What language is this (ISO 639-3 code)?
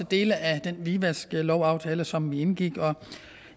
dan